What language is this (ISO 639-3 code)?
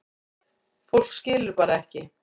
isl